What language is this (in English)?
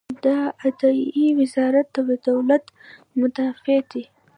Pashto